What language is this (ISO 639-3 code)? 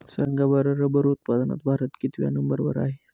mar